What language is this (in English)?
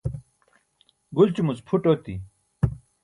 Burushaski